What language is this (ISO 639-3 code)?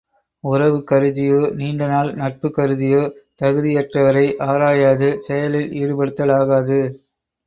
tam